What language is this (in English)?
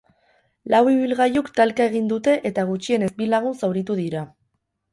Basque